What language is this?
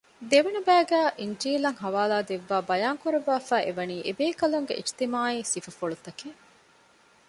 Divehi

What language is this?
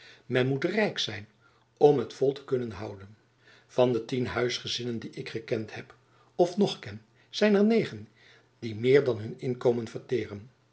Dutch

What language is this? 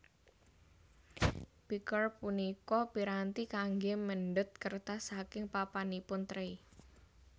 Javanese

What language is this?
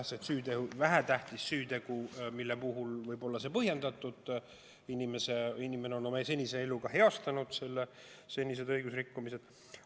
Estonian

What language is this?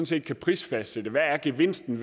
Danish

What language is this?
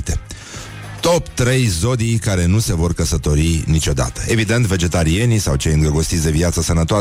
Romanian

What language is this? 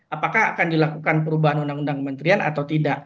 Indonesian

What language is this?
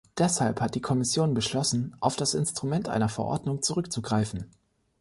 German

